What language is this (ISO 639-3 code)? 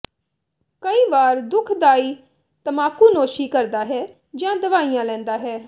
pan